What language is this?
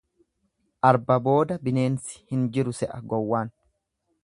Oromo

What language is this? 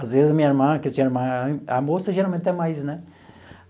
Portuguese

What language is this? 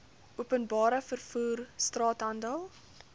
Afrikaans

